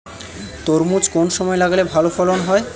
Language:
Bangla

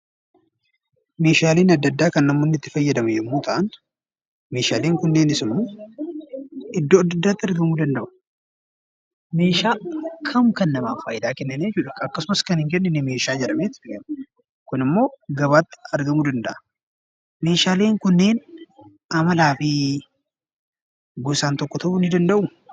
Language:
Oromo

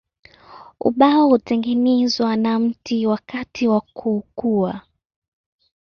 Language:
Swahili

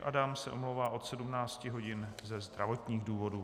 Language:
Czech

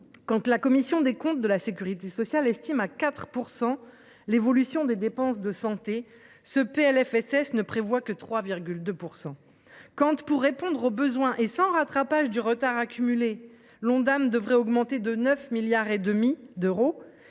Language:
French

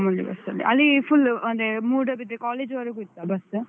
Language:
Kannada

